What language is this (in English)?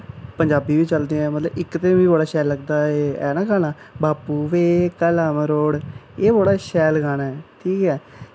Dogri